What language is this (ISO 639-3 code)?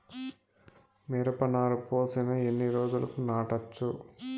tel